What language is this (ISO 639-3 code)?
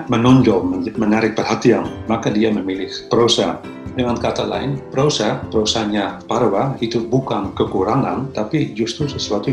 ind